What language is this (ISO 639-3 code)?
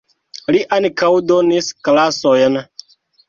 epo